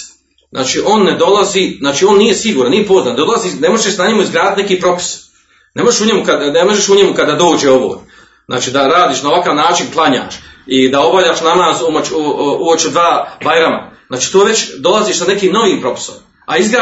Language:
Croatian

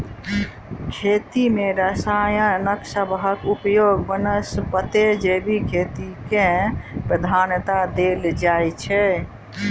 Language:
Maithili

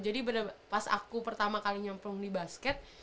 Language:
Indonesian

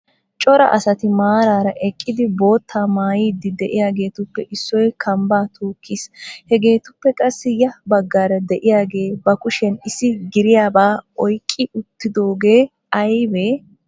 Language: Wolaytta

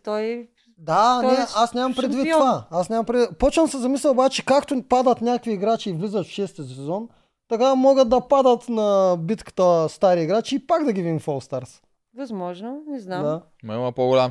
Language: Bulgarian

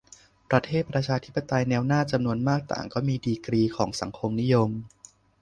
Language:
Thai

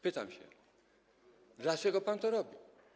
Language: Polish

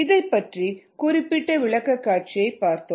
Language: Tamil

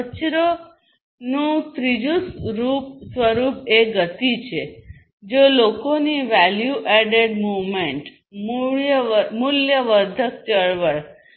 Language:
Gujarati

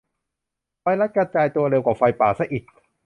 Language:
Thai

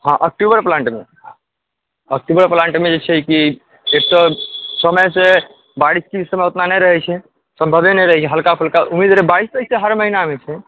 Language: Maithili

